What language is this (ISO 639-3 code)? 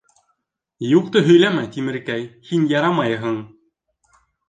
bak